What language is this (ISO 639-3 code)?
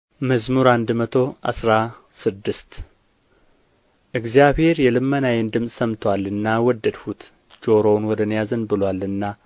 amh